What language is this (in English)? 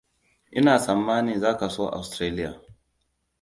Hausa